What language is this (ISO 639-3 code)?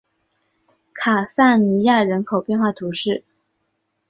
zho